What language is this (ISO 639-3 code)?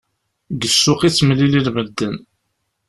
kab